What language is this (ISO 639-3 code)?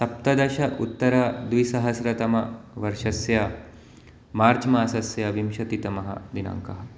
san